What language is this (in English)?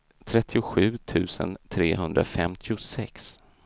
Swedish